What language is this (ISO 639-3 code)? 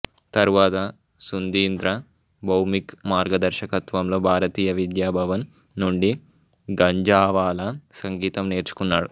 tel